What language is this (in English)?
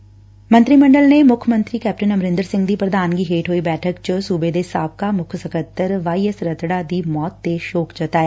Punjabi